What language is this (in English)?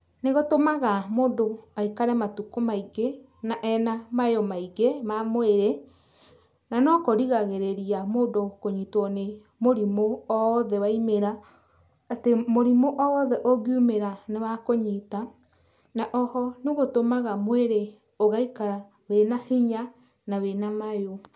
Kikuyu